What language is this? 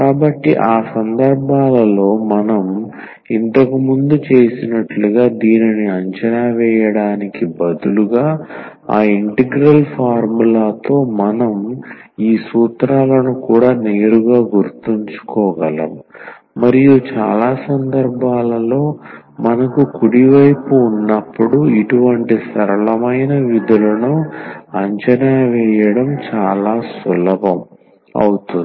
Telugu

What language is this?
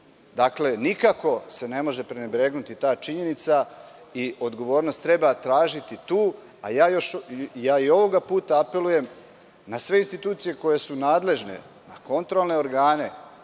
Serbian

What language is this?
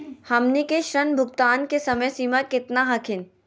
Magahi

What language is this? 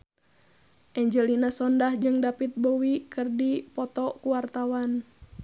Sundanese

